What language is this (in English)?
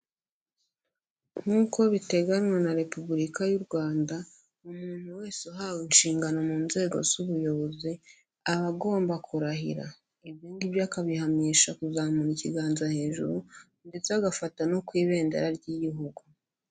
Kinyarwanda